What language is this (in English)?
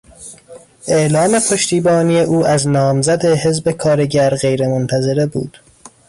Persian